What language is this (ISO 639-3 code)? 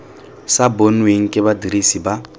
tsn